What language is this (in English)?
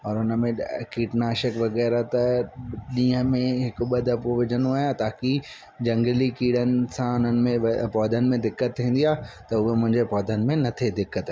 Sindhi